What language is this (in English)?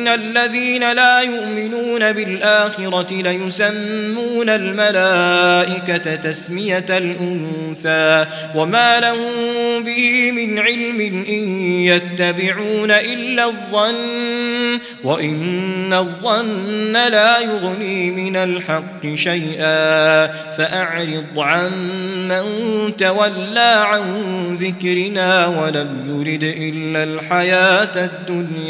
Arabic